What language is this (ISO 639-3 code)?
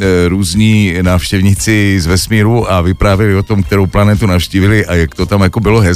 ces